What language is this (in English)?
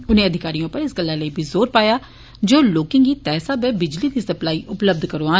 Dogri